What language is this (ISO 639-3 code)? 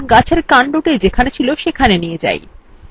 ben